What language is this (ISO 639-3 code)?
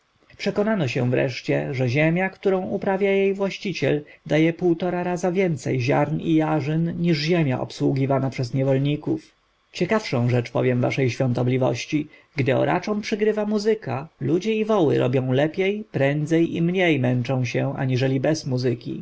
pol